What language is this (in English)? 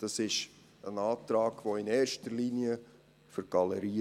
Swiss German